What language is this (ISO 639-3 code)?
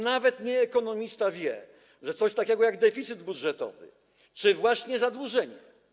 pol